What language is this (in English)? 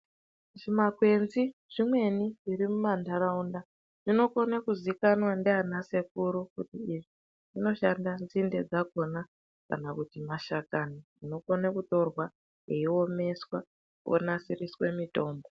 Ndau